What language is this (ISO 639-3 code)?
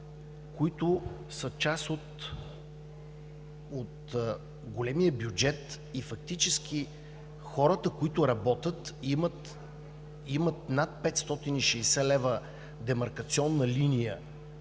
bul